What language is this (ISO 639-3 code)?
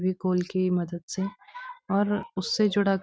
hin